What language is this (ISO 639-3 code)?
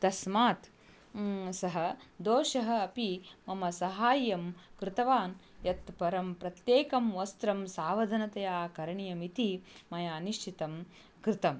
san